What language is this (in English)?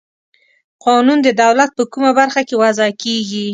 Pashto